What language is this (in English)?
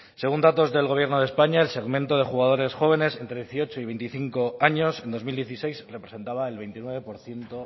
Spanish